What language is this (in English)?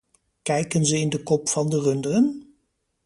Dutch